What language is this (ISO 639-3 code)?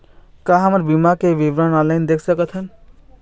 hne